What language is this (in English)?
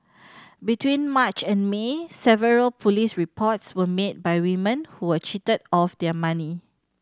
English